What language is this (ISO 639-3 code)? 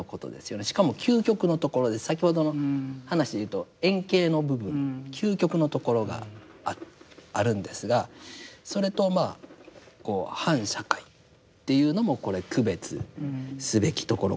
jpn